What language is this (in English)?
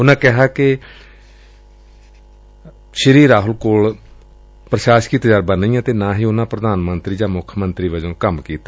Punjabi